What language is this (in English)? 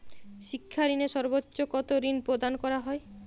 Bangla